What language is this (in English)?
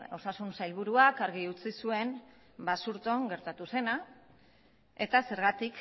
Basque